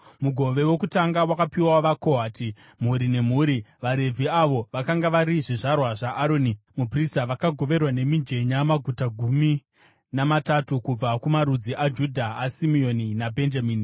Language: Shona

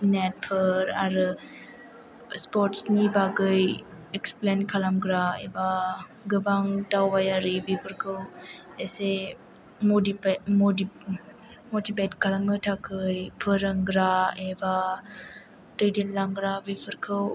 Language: Bodo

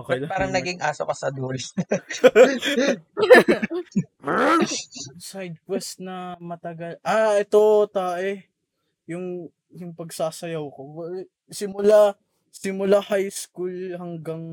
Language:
Filipino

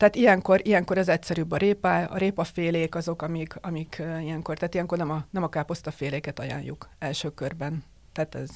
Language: Hungarian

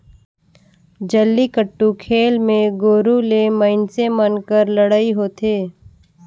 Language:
Chhattisgarhi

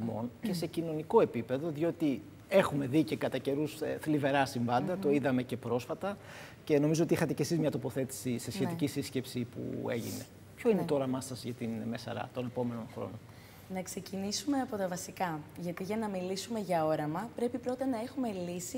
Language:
Greek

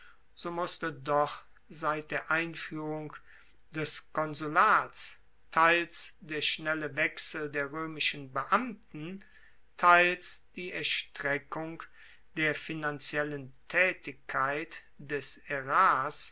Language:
German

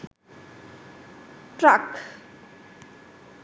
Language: Sinhala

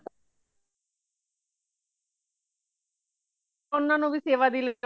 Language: Punjabi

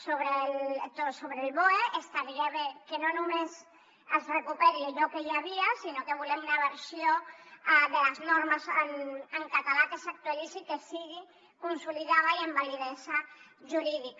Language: Catalan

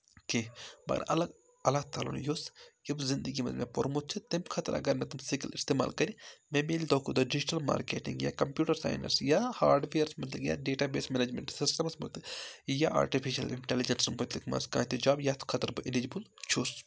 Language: Kashmiri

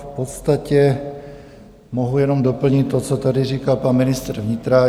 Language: Czech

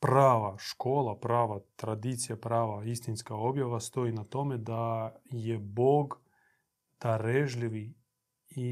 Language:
Croatian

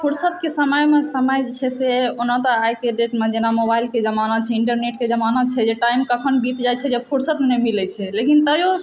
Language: Maithili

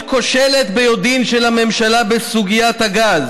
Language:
Hebrew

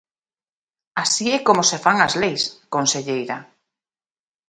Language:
Galician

